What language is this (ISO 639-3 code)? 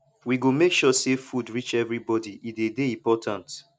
pcm